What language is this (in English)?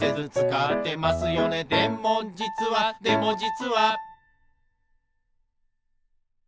Japanese